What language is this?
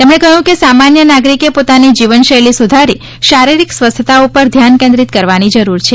Gujarati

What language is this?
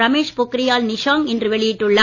Tamil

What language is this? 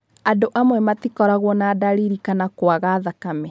Kikuyu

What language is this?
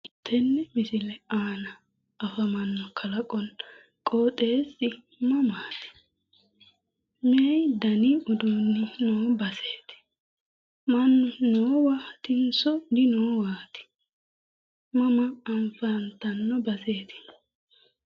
Sidamo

